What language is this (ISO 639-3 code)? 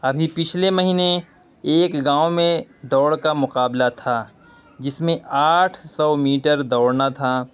urd